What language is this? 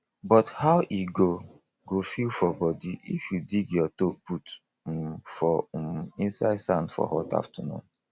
Nigerian Pidgin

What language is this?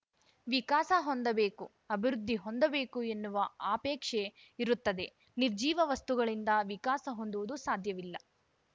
Kannada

